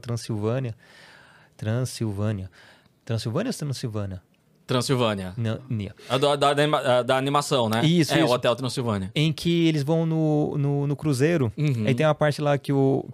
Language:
Portuguese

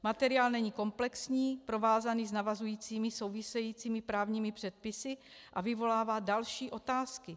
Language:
Czech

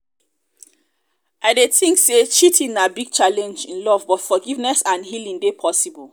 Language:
Nigerian Pidgin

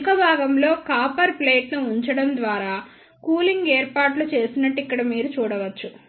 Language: Telugu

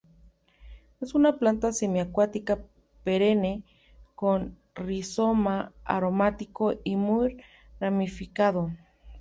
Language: Spanish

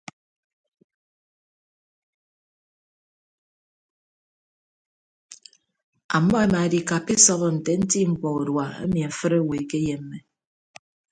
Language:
Ibibio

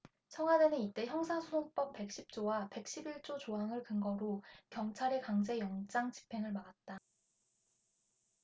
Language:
Korean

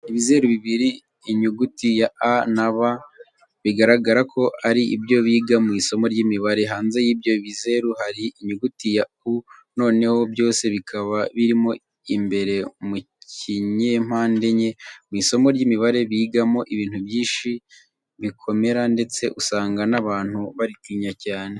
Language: Kinyarwanda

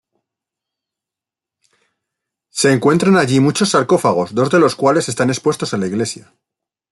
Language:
Spanish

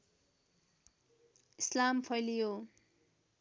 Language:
Nepali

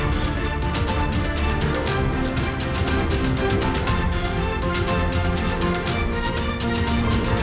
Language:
Indonesian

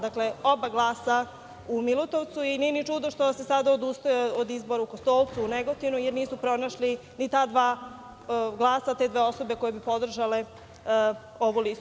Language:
Serbian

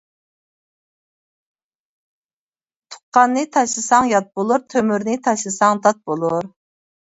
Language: Uyghur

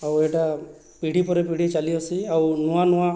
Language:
Odia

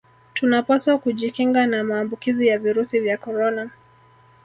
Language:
Swahili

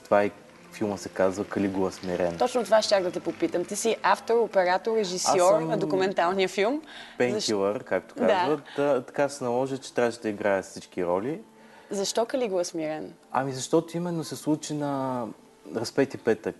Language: Bulgarian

